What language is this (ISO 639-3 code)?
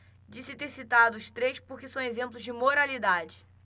por